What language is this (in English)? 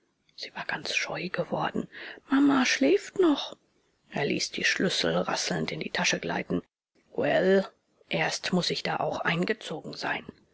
German